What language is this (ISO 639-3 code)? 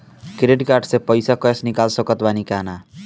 bho